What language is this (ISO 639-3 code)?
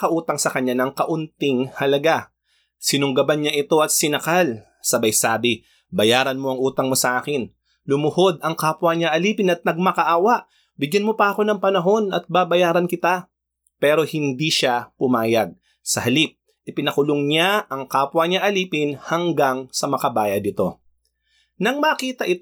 fil